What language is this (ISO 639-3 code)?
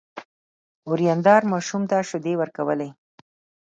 pus